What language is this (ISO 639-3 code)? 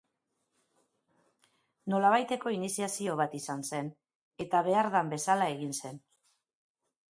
eus